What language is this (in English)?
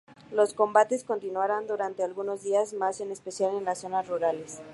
Spanish